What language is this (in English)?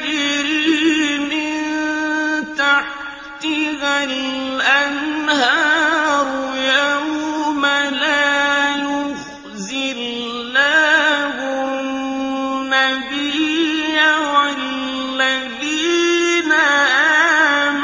Arabic